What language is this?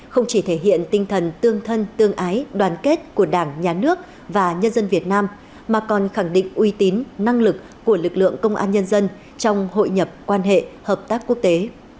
Vietnamese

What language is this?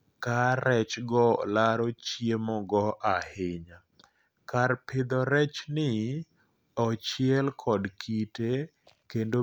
Luo (Kenya and Tanzania)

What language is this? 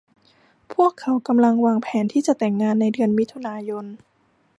Thai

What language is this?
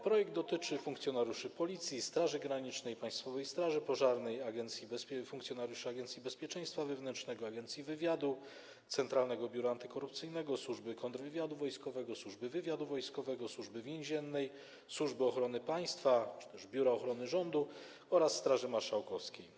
Polish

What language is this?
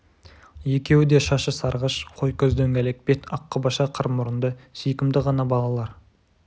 Kazakh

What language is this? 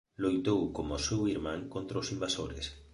Galician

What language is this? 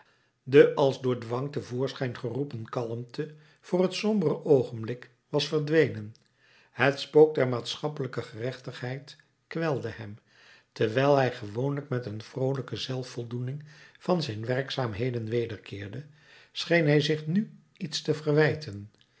Dutch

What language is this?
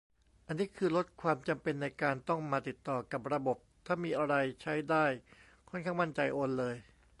Thai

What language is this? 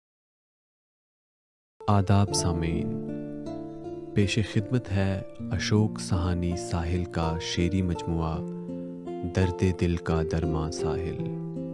Urdu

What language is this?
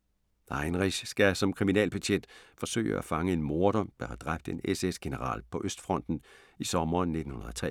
Danish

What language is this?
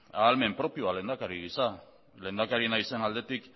Basque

